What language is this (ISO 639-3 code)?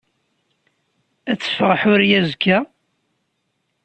kab